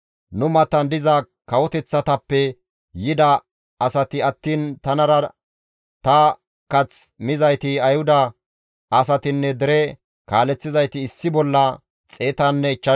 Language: Gamo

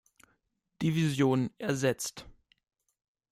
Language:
German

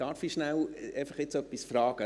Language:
Swiss German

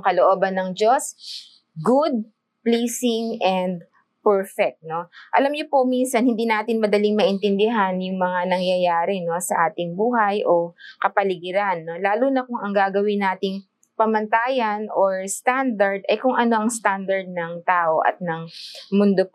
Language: Filipino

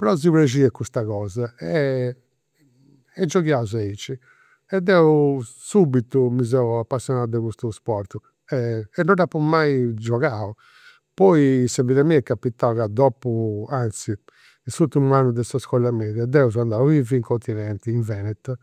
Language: Campidanese Sardinian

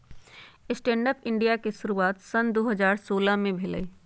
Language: Magahi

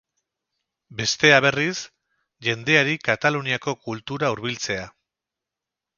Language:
Basque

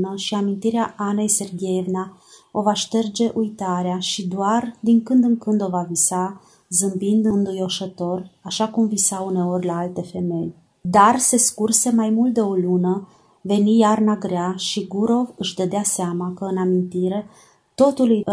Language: Romanian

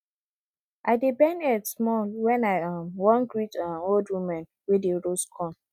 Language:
Nigerian Pidgin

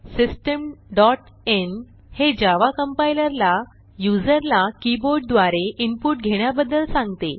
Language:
Marathi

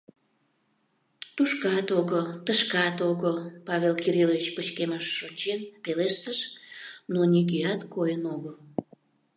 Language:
Mari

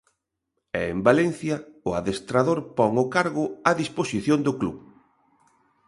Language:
Galician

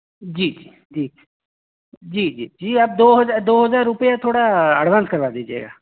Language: Hindi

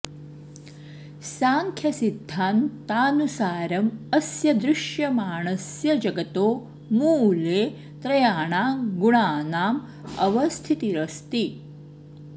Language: Sanskrit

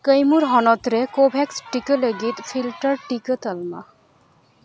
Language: Santali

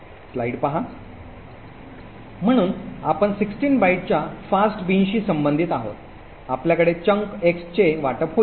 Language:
Marathi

